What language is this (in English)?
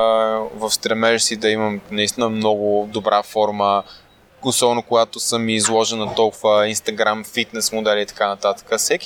Bulgarian